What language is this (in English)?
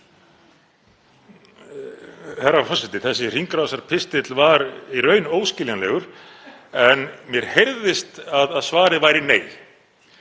Icelandic